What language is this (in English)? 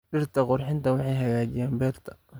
Somali